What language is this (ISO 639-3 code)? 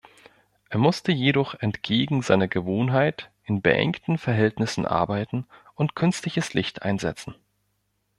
deu